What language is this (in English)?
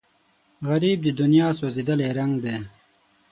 Pashto